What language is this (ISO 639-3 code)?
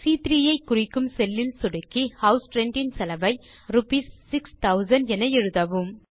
tam